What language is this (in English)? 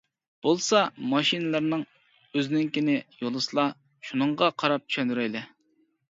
Uyghur